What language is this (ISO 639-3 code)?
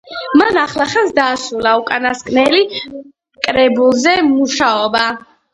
kat